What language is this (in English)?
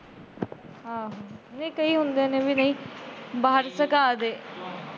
Punjabi